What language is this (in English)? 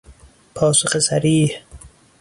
Persian